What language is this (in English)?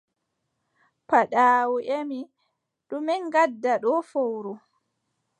Adamawa Fulfulde